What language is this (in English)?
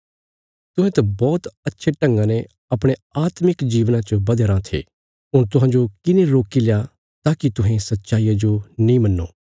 Bilaspuri